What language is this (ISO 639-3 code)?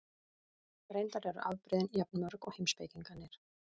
isl